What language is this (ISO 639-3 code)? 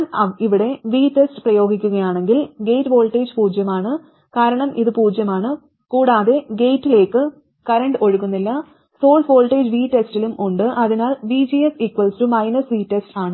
mal